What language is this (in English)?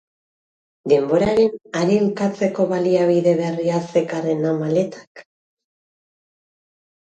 Basque